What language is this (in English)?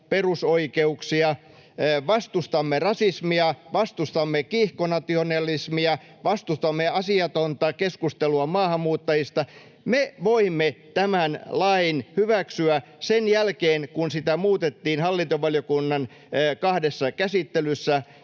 Finnish